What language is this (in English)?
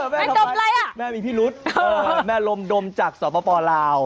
Thai